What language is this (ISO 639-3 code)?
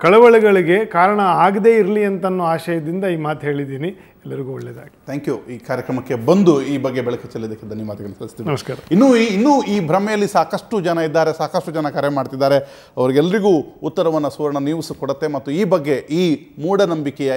ron